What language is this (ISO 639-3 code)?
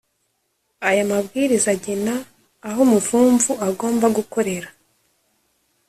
kin